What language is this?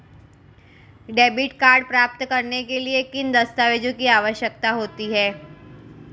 Hindi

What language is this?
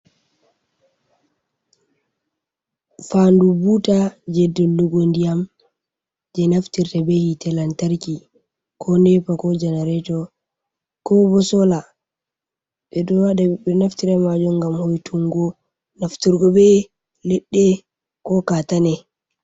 Fula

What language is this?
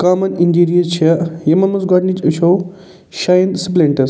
Kashmiri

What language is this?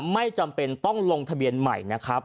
Thai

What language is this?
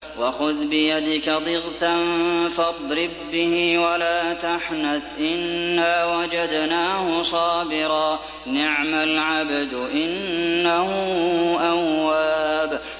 Arabic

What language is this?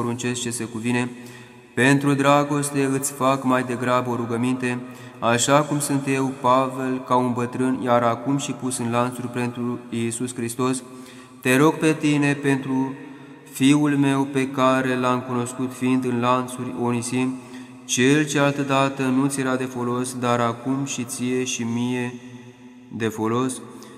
Romanian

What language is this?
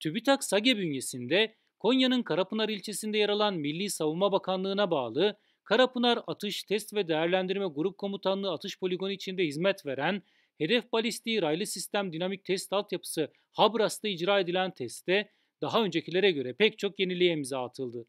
Turkish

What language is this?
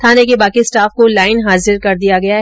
Hindi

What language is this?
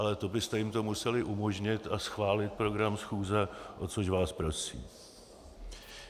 Czech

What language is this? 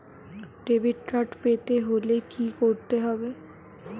Bangla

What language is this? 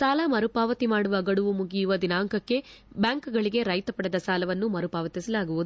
Kannada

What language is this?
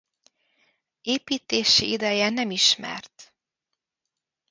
Hungarian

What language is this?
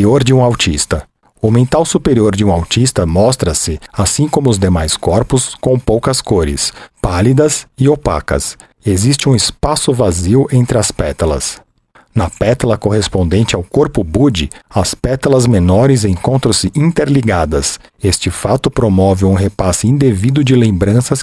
Portuguese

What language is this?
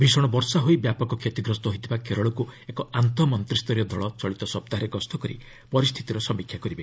Odia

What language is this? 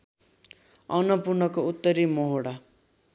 Nepali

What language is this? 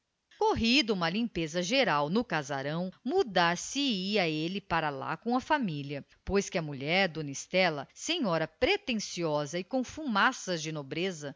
Portuguese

